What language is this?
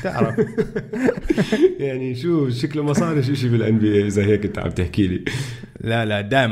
Arabic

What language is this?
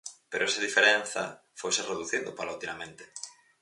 Galician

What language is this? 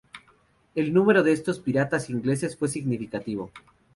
Spanish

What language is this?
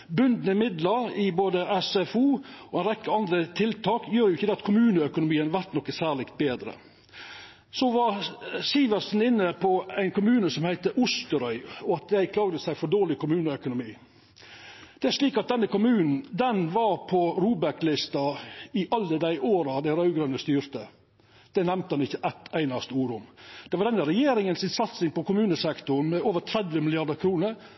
Norwegian Nynorsk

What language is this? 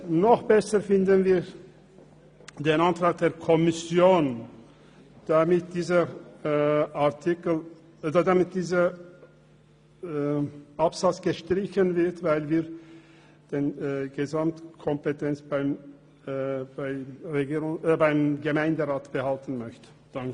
Swiss German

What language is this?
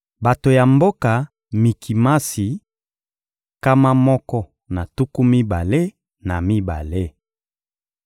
Lingala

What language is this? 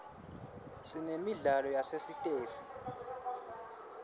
Swati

